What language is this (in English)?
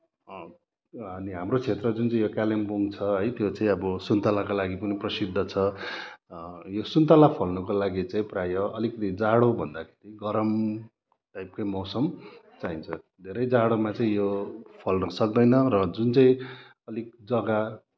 Nepali